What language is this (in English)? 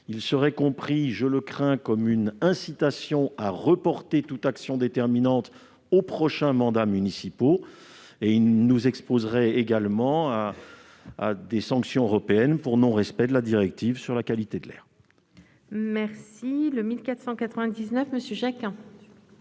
French